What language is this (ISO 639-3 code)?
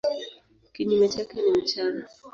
swa